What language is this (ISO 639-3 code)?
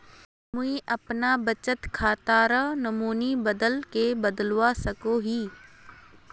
mag